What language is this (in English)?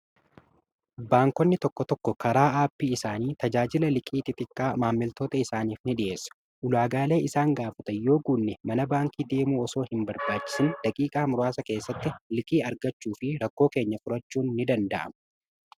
Oromo